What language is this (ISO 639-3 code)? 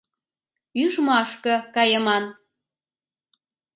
chm